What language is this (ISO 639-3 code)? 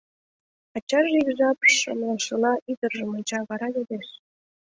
chm